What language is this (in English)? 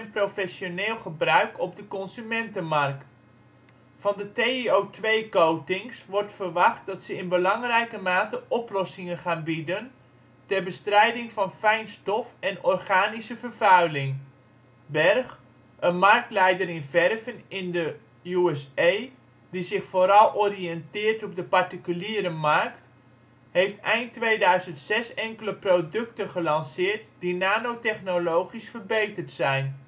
Dutch